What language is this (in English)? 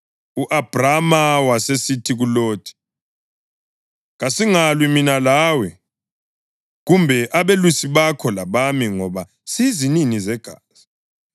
North Ndebele